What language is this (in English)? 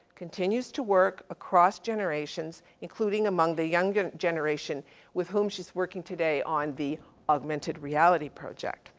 English